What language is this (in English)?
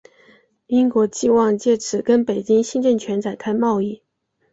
Chinese